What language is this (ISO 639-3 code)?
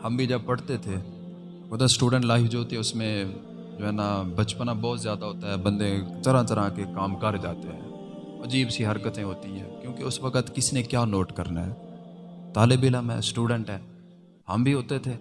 urd